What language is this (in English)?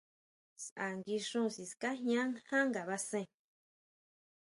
Huautla Mazatec